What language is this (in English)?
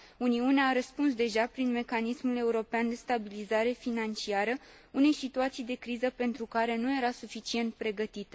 Romanian